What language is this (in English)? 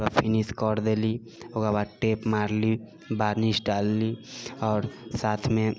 Maithili